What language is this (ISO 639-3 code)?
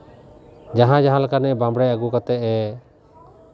sat